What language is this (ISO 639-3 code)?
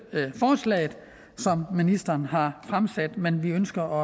dan